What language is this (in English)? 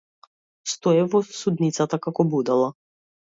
Macedonian